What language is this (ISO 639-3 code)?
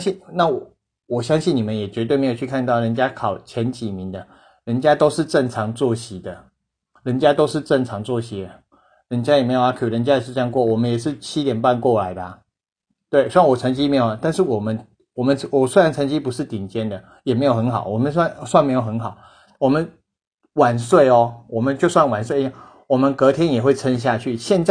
zho